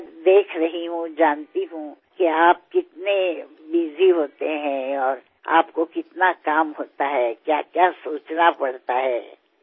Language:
Assamese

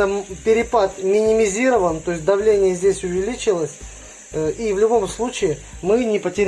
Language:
Russian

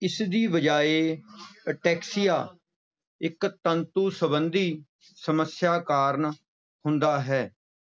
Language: Punjabi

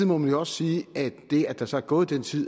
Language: Danish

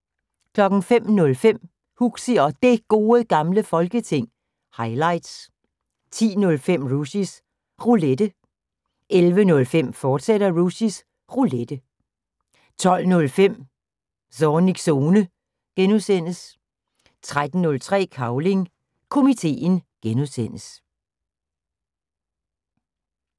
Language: Danish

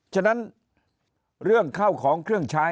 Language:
Thai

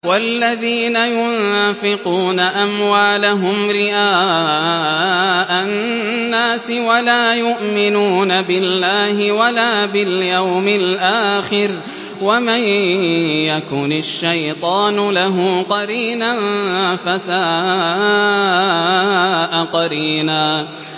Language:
Arabic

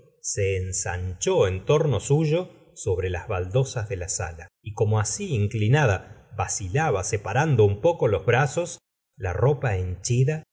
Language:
Spanish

